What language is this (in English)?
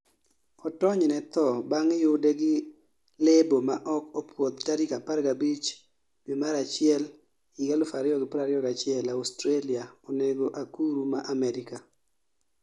Luo (Kenya and Tanzania)